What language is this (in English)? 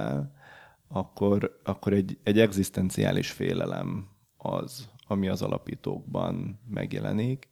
Hungarian